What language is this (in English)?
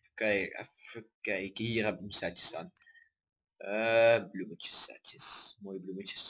Dutch